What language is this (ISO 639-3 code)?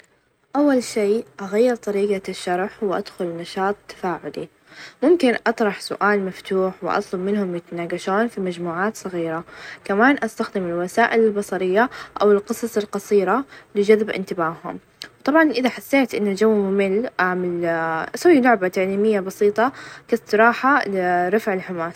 ars